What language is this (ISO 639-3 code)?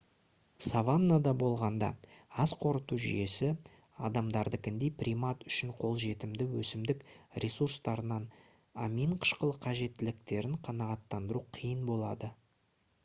kaz